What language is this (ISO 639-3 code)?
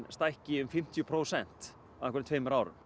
isl